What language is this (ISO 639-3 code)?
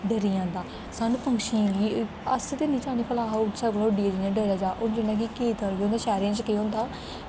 doi